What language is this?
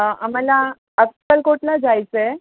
Marathi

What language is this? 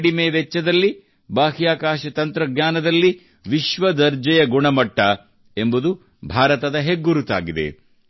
Kannada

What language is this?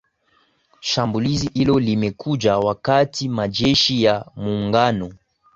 Swahili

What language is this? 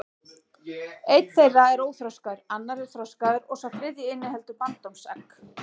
Icelandic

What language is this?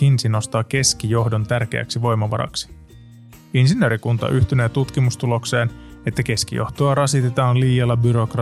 Finnish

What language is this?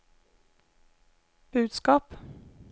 Swedish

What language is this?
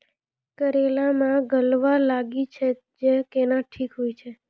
Maithili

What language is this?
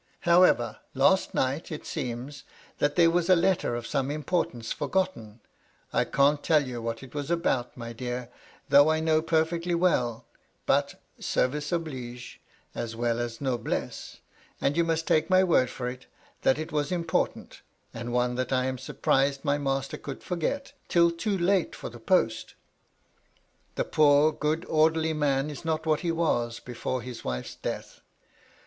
English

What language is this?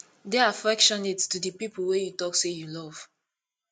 Nigerian Pidgin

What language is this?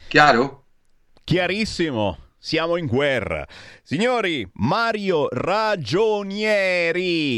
Italian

